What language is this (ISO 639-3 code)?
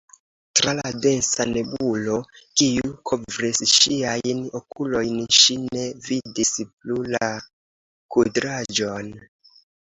epo